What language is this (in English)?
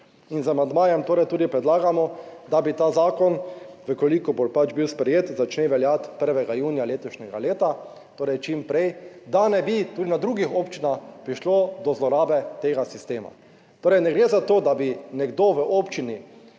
Slovenian